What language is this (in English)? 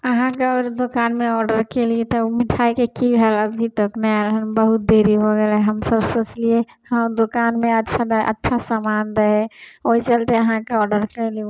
Maithili